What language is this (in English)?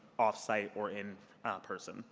English